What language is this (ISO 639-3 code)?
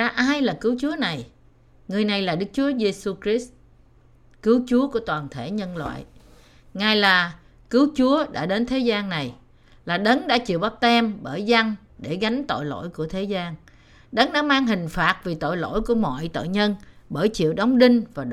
vie